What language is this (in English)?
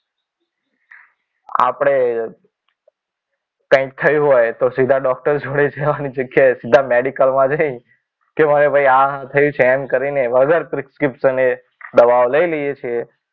Gujarati